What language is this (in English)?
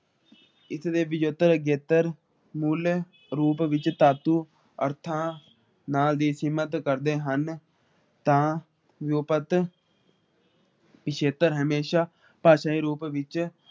Punjabi